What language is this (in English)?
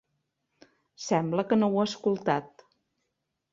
Catalan